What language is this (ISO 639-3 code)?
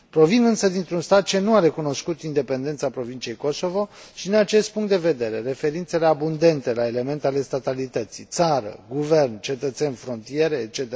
ron